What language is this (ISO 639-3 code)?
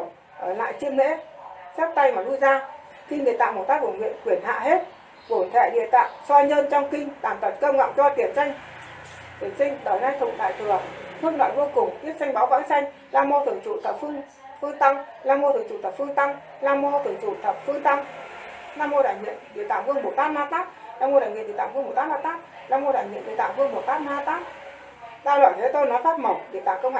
vie